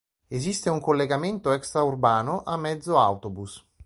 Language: Italian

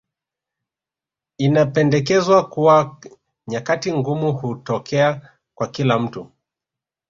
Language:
Swahili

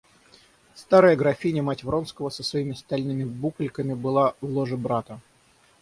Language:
Russian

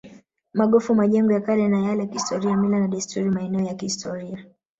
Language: Swahili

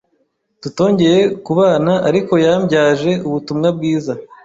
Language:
Kinyarwanda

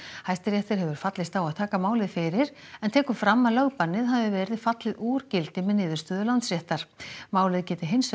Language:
Icelandic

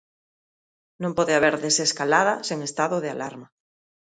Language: Galician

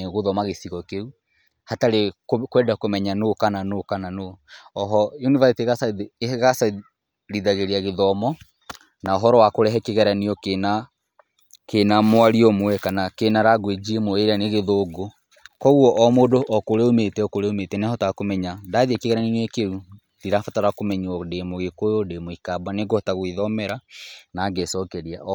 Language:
Kikuyu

